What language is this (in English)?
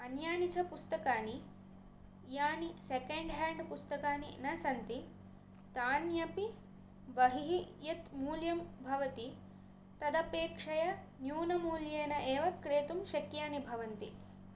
Sanskrit